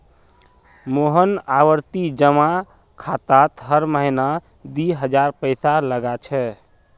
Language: Magahi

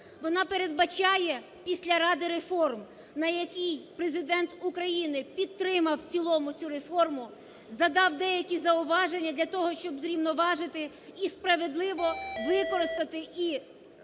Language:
Ukrainian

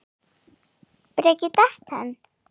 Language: Icelandic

